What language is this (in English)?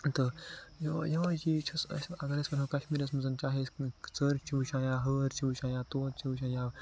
Kashmiri